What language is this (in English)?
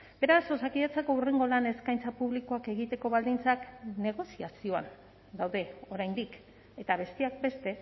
Basque